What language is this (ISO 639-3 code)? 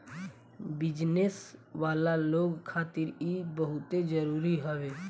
bho